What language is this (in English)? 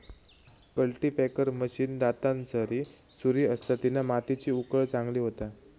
Marathi